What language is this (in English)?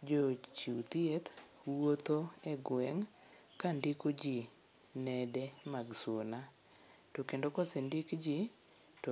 Luo (Kenya and Tanzania)